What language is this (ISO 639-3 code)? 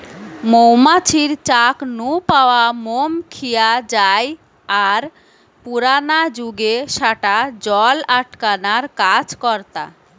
ben